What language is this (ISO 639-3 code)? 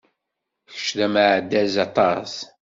kab